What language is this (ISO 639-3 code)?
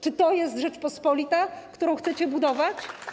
pol